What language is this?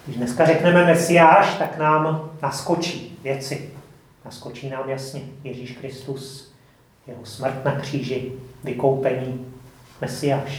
Czech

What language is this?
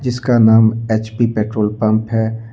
Hindi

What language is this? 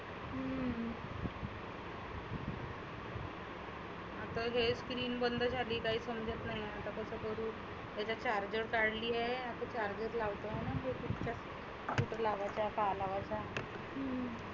Marathi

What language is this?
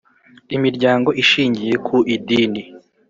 Kinyarwanda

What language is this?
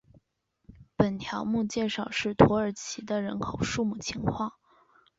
Chinese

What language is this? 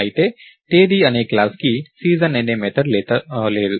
Telugu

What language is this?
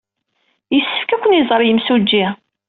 Kabyle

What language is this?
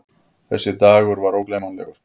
Icelandic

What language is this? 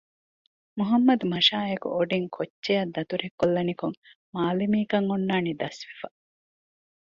Divehi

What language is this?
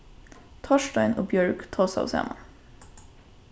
Faroese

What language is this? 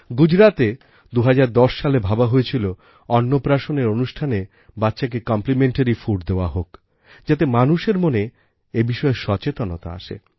Bangla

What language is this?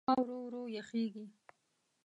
Pashto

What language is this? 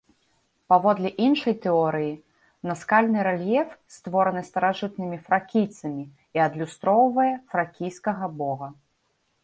Belarusian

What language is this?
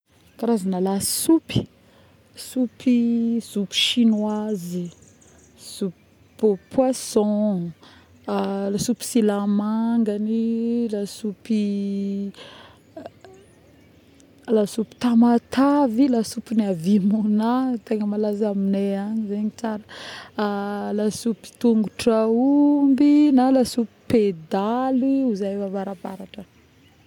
Northern Betsimisaraka Malagasy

